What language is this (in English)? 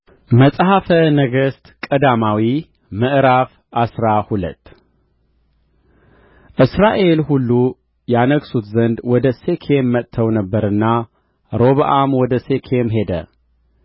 Amharic